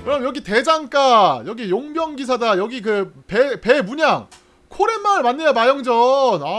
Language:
Korean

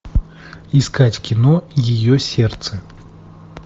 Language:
Russian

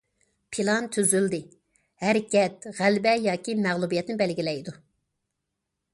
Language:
Uyghur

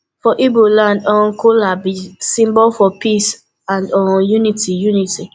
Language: Nigerian Pidgin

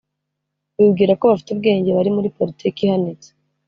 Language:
Kinyarwanda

